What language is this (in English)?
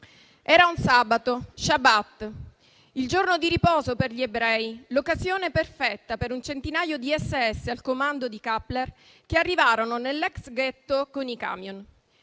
Italian